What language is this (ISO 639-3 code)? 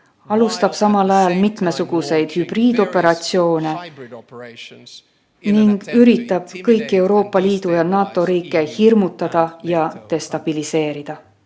est